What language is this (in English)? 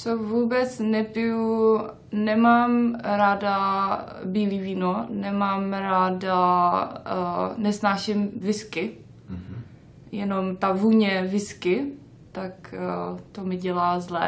Czech